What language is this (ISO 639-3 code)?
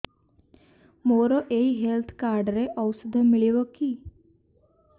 ori